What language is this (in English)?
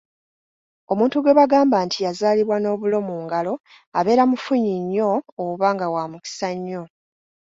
Ganda